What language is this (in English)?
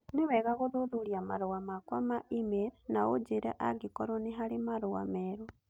Kikuyu